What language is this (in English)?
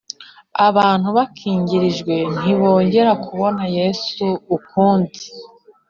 Kinyarwanda